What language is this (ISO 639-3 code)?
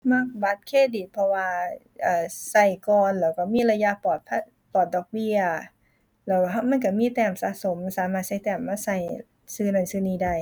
tha